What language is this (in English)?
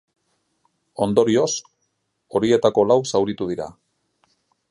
Basque